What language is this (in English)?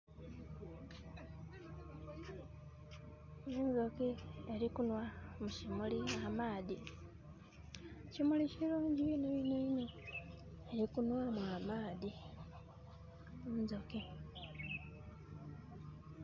Soga